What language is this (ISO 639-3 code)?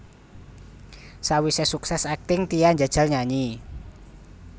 jav